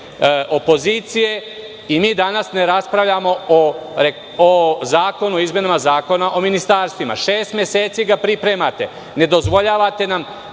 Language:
Serbian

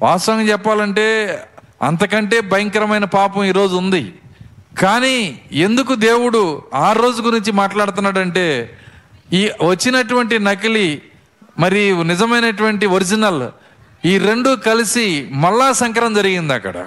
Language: Telugu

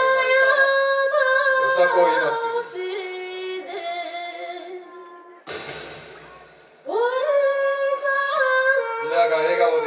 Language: Japanese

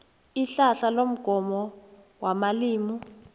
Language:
South Ndebele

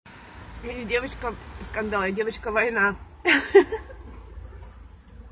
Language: Russian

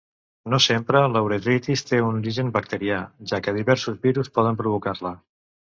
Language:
Catalan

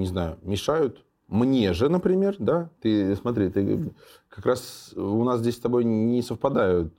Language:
Russian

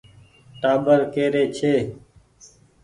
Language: Goaria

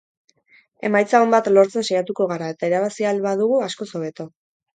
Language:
Basque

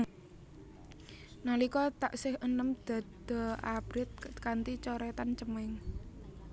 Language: Javanese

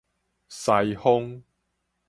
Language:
Min Nan Chinese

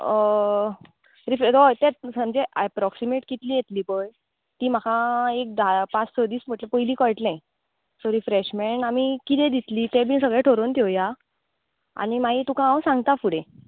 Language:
Konkani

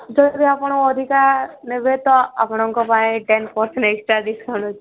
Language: Odia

